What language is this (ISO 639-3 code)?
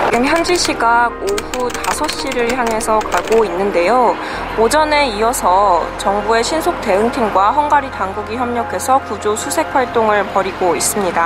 kor